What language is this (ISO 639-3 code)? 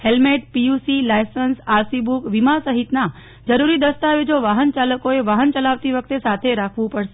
guj